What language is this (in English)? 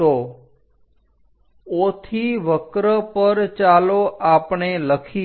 Gujarati